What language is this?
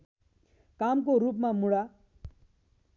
Nepali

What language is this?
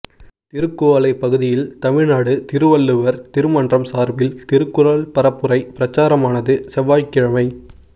Tamil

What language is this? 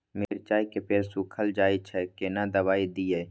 Maithili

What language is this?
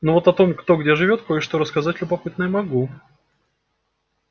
Russian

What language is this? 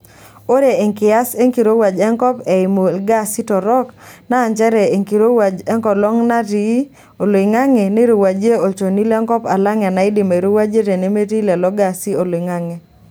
Masai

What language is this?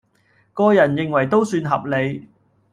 Cantonese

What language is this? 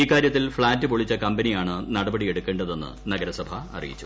Malayalam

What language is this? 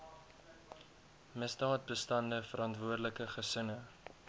Afrikaans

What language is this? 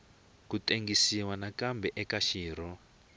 Tsonga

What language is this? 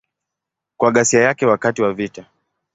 Swahili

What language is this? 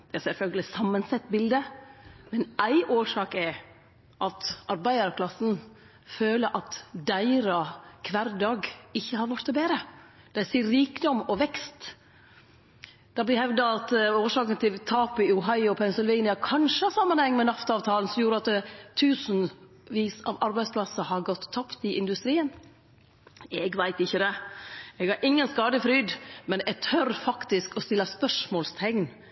Norwegian Nynorsk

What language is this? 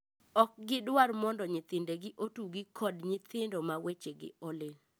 Luo (Kenya and Tanzania)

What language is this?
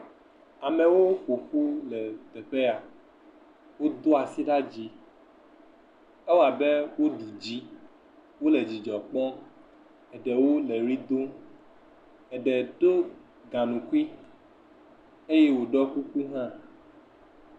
Ewe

